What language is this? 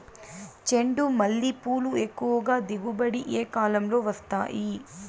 Telugu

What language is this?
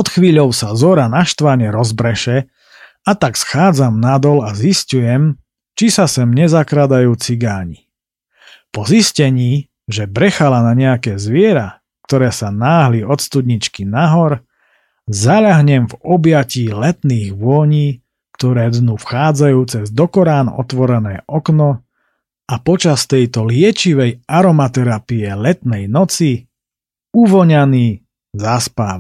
Slovak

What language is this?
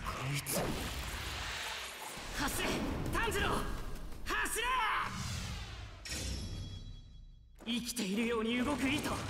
Japanese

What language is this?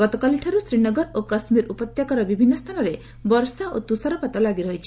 Odia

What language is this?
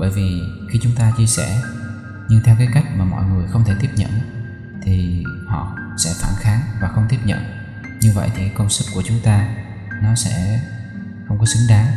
Vietnamese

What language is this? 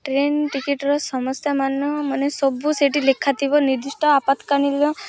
Odia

